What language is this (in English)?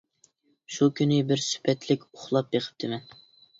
Uyghur